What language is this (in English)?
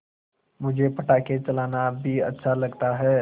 Hindi